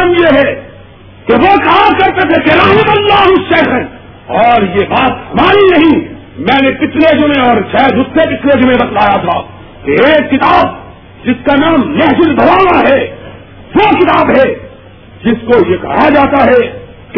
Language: Urdu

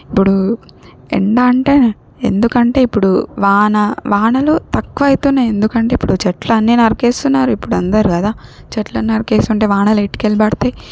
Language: Telugu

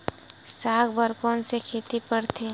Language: Chhattisgarhi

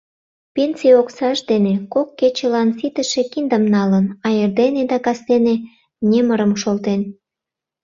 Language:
Mari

